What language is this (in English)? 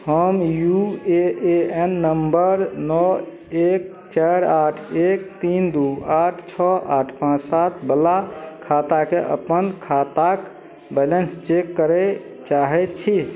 Maithili